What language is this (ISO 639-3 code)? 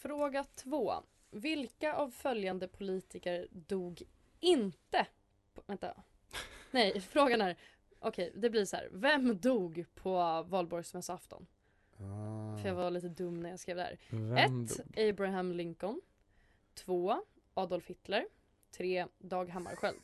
swe